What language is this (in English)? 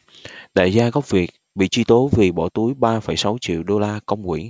Vietnamese